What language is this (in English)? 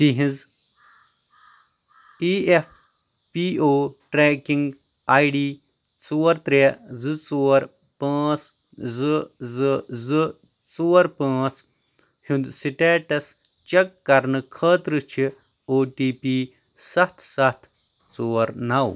Kashmiri